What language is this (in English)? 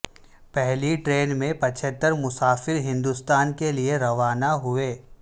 Urdu